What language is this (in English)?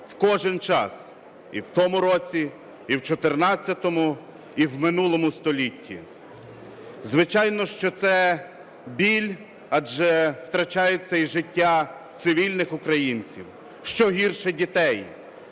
Ukrainian